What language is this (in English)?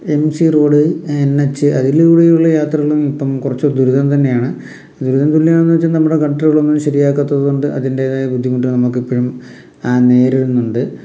Malayalam